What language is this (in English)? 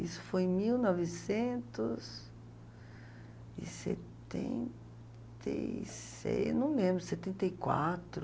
Portuguese